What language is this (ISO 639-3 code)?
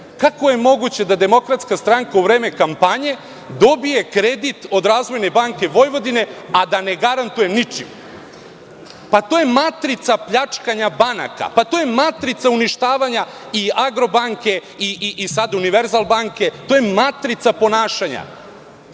srp